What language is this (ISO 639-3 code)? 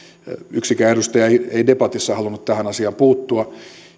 fin